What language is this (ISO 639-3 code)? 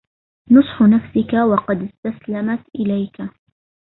ara